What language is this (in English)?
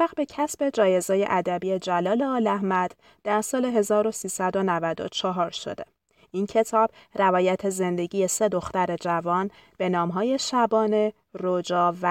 Persian